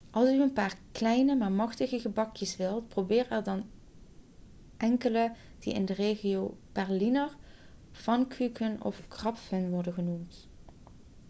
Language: Dutch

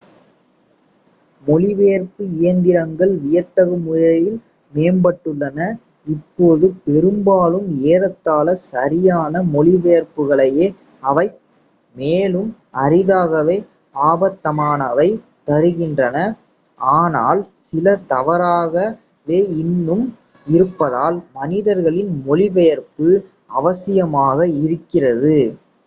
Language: Tamil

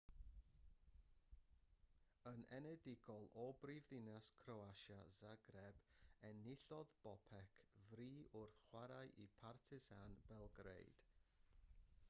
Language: Welsh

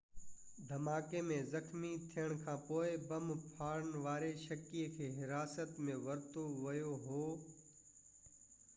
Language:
Sindhi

